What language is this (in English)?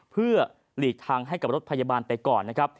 Thai